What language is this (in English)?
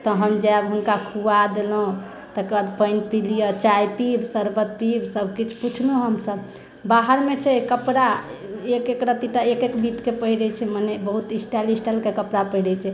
Maithili